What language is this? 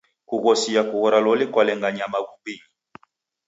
Taita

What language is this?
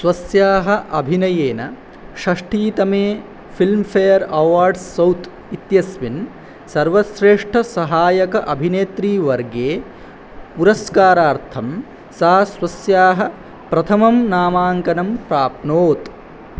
Sanskrit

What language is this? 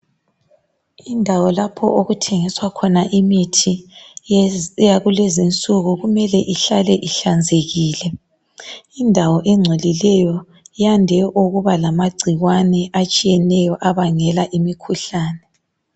North Ndebele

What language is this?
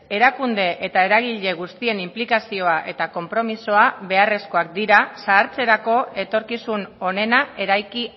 Basque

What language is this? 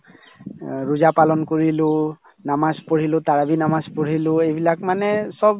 Assamese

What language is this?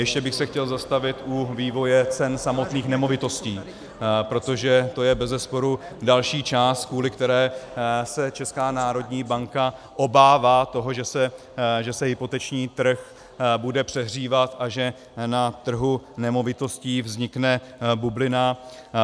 Czech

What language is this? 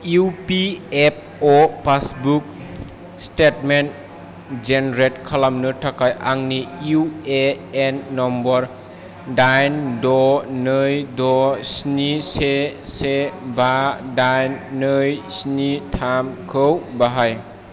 Bodo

